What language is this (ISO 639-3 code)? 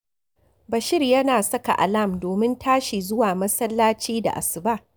hau